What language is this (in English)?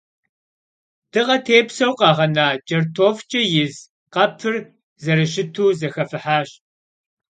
Kabardian